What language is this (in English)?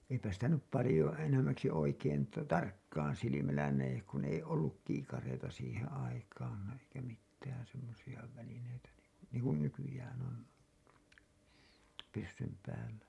Finnish